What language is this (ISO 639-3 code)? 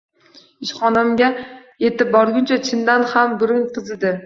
uzb